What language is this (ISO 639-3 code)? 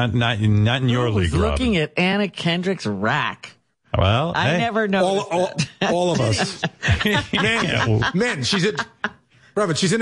eng